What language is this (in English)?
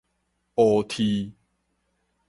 Min Nan Chinese